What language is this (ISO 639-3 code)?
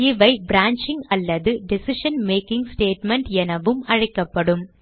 tam